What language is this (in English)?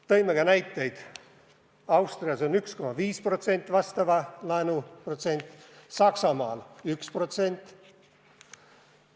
Estonian